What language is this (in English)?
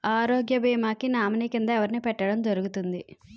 Telugu